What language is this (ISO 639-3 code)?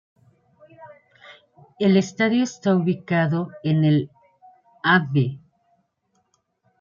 spa